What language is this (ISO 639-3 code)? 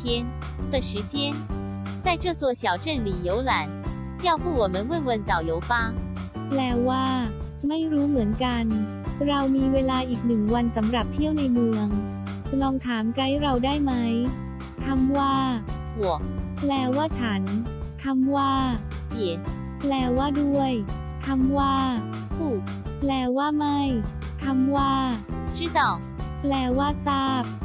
tha